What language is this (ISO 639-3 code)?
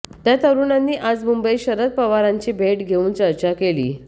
mar